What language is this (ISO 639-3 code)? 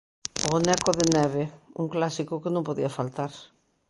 glg